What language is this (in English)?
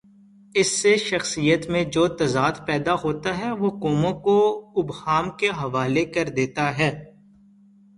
Urdu